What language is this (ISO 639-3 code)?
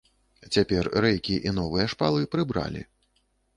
bel